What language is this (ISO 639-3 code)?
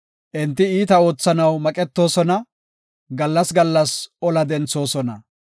gof